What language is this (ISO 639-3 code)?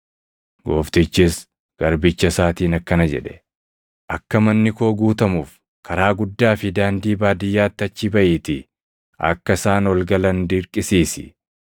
orm